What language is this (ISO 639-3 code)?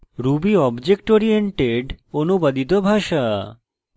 ben